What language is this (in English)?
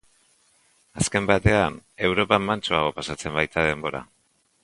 Basque